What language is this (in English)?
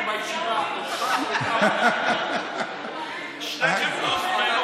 Hebrew